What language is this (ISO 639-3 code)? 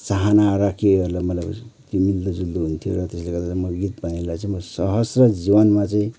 nep